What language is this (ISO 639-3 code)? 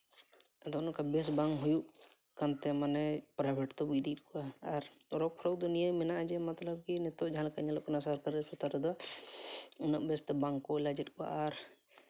sat